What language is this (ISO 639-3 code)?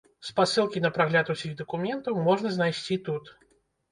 bel